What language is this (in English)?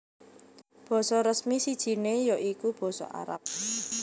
Javanese